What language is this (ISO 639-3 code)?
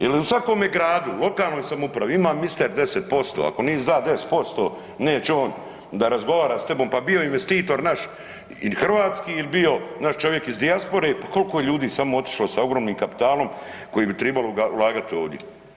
hrv